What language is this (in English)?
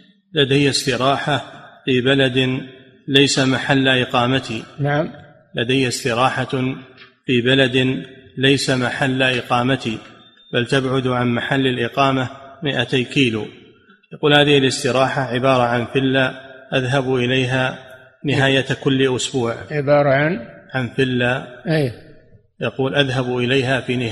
Arabic